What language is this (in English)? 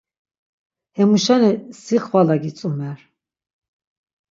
Laz